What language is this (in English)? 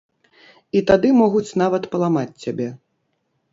Belarusian